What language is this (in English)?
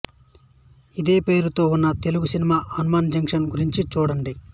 Telugu